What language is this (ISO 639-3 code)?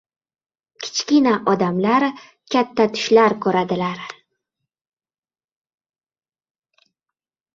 uzb